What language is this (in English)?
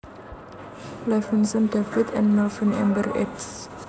Javanese